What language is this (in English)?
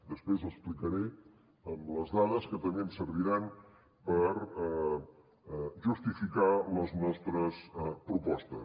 Catalan